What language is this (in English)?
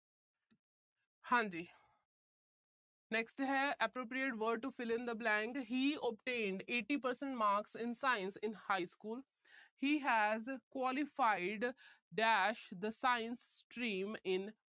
Punjabi